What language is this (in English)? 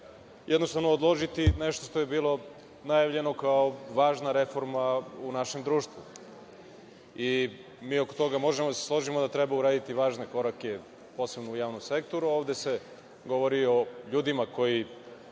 Serbian